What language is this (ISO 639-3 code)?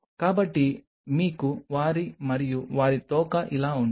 tel